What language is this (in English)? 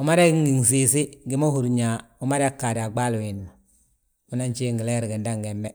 Balanta-Ganja